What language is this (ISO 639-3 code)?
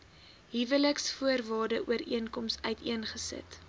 afr